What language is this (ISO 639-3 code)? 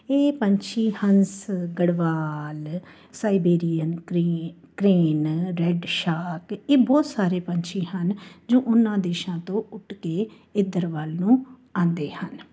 pan